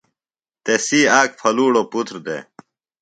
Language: Phalura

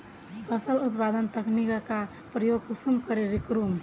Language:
Magahi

